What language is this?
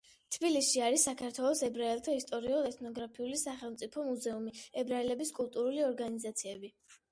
Georgian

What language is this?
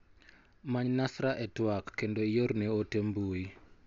Luo (Kenya and Tanzania)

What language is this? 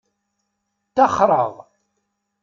Kabyle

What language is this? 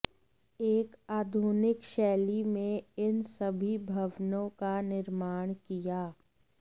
Hindi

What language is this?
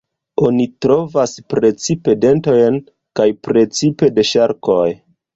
Esperanto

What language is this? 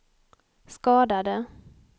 Swedish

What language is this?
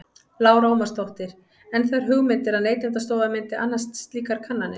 Icelandic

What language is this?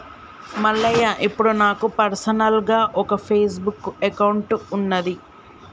Telugu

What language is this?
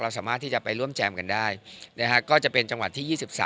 Thai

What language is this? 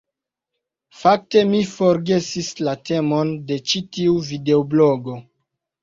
Esperanto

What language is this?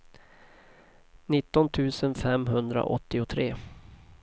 Swedish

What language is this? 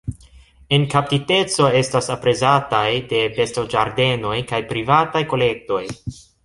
Esperanto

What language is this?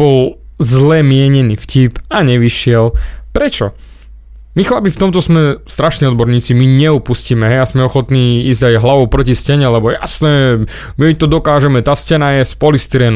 Slovak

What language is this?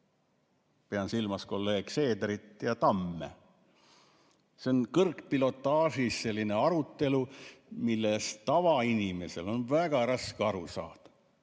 Estonian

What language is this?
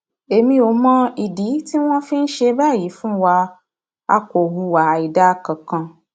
Yoruba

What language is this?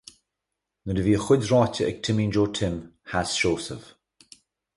Irish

